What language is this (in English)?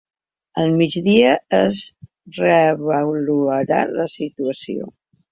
Catalan